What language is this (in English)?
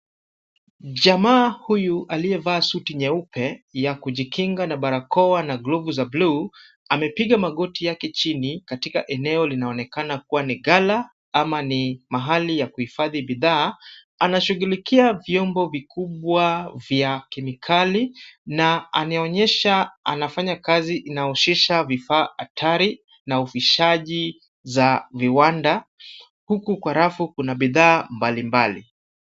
Swahili